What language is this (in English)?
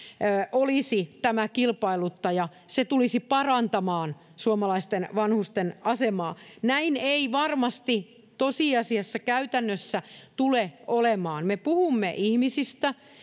Finnish